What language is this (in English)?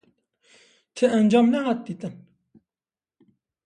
Kurdish